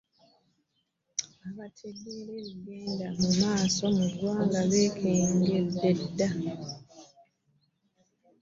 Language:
Ganda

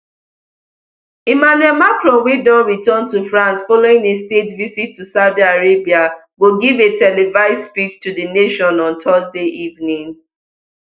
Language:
Nigerian Pidgin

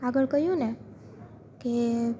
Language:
Gujarati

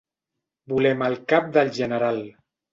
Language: Catalan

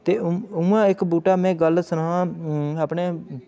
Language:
Dogri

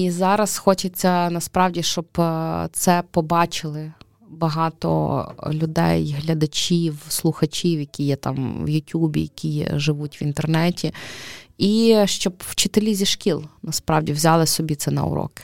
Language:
Ukrainian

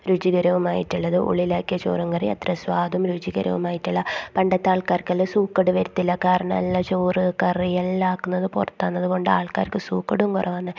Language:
Malayalam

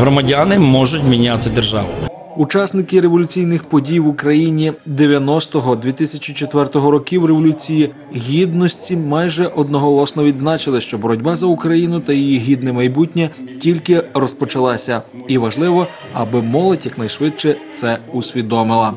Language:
Ukrainian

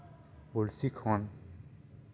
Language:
Santali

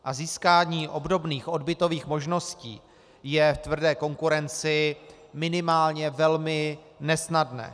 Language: Czech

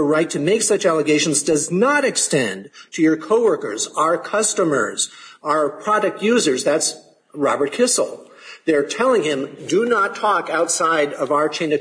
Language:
English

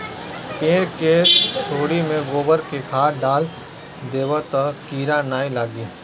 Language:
Bhojpuri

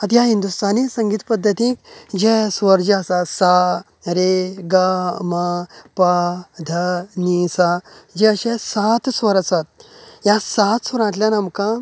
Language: Konkani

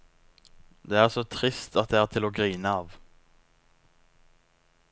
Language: Norwegian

